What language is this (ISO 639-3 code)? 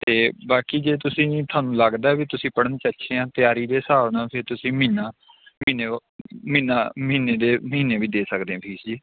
pan